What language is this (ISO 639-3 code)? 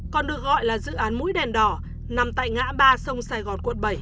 vie